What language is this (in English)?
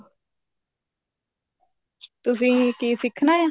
Punjabi